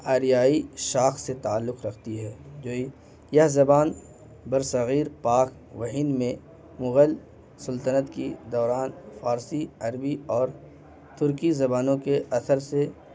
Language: Urdu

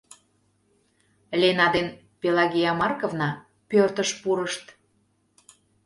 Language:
Mari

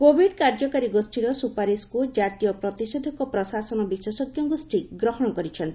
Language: Odia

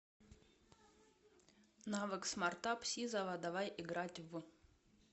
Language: Russian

